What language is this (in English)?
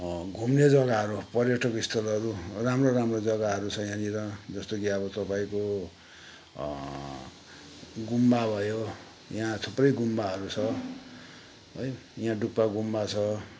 Nepali